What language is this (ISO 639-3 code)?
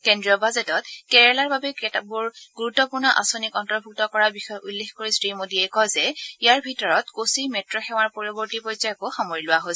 asm